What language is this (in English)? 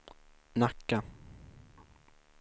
Swedish